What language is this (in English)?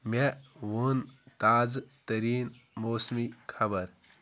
Kashmiri